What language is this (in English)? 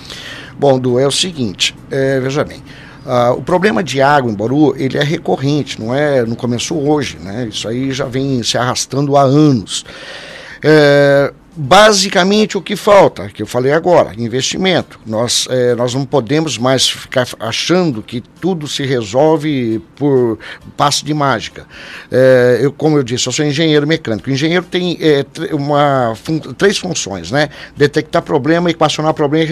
Portuguese